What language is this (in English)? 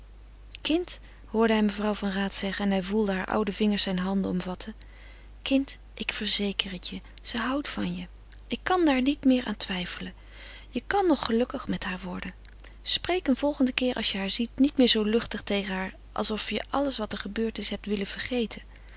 Dutch